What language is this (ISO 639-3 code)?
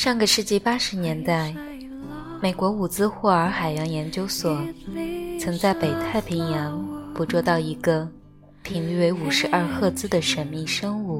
zho